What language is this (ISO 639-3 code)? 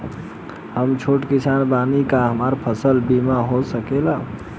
bho